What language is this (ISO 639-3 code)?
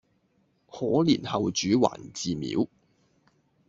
yue